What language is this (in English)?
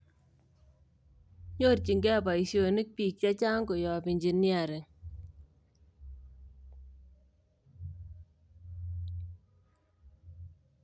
Kalenjin